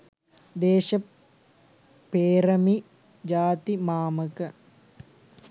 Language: Sinhala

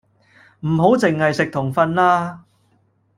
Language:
Cantonese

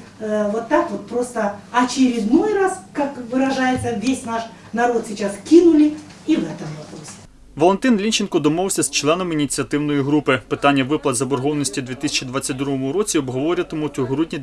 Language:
Ukrainian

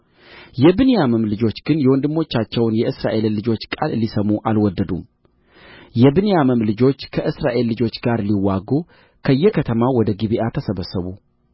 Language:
Amharic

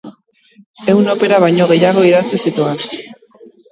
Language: Basque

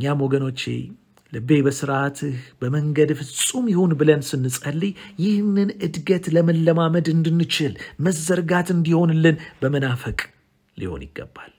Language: Arabic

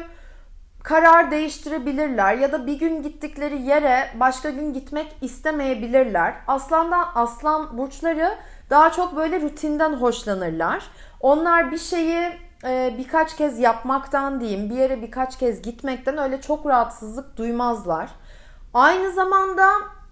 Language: Turkish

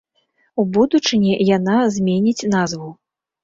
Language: Belarusian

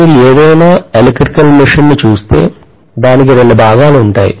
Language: Telugu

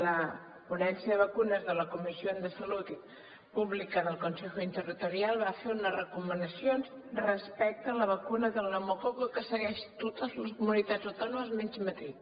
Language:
Catalan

